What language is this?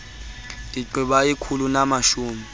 Xhosa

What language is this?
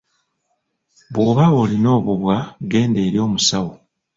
Ganda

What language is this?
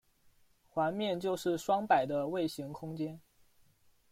Chinese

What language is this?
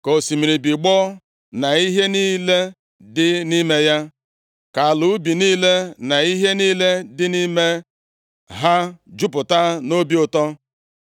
Igbo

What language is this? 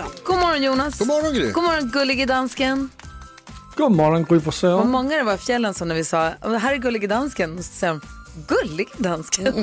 Swedish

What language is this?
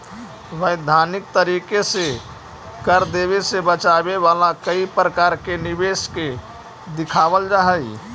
Magahi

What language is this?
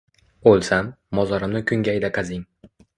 Uzbek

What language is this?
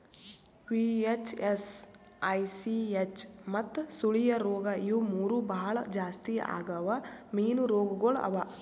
Kannada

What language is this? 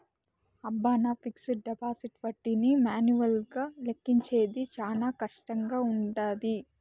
Telugu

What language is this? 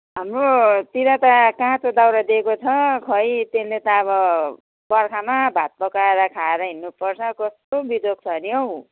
Nepali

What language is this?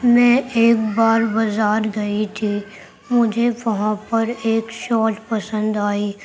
Urdu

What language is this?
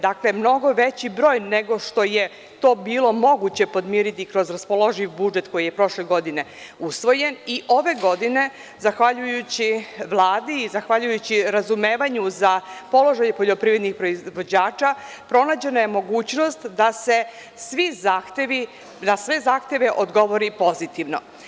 Serbian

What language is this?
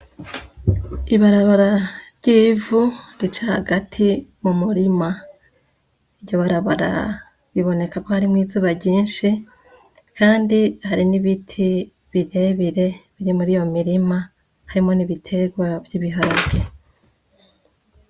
Rundi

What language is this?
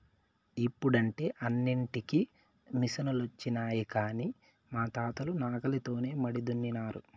Telugu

